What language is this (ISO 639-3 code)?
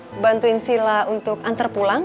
ind